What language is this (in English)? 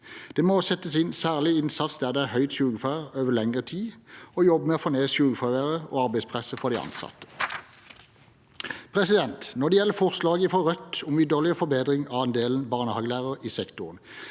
Norwegian